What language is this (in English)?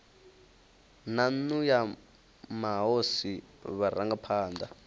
Venda